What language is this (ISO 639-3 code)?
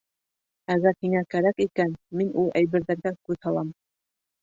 bak